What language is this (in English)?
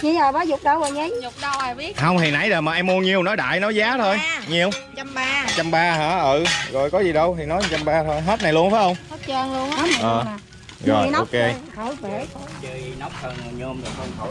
Vietnamese